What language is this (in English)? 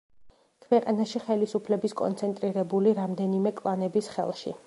Georgian